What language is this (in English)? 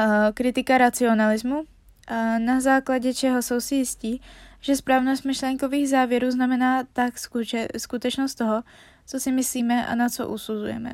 Czech